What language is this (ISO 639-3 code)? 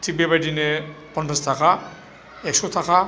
brx